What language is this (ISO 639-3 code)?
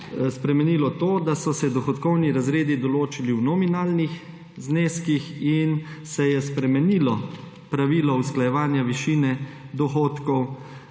slv